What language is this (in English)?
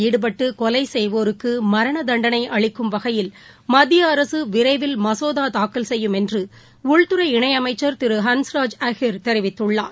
Tamil